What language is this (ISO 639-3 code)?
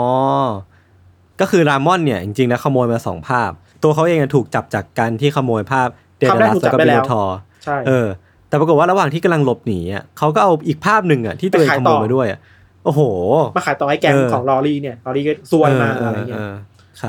tha